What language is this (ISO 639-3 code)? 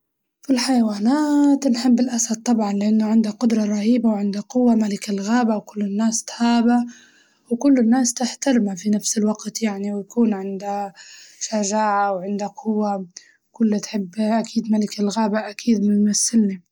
ayl